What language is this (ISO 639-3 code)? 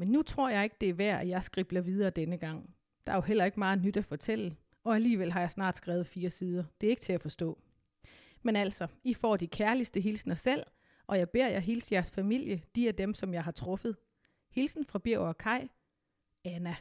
dan